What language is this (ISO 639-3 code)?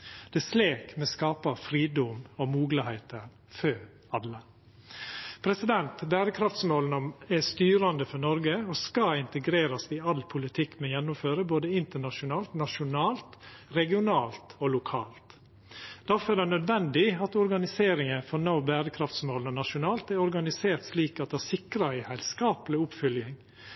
nno